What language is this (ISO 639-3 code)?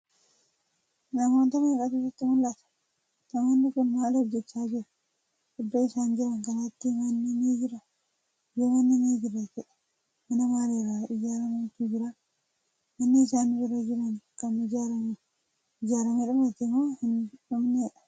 orm